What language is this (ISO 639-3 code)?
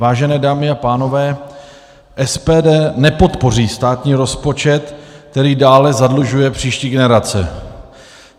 ces